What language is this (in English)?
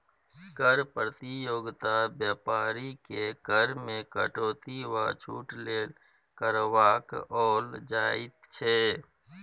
Maithili